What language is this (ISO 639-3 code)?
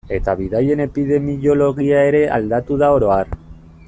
eus